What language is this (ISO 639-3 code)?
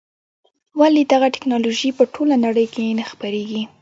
pus